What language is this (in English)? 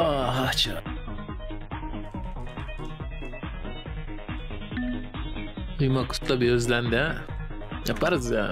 Turkish